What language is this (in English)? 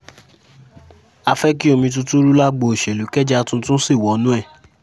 Yoruba